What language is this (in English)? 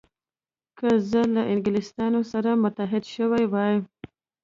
Pashto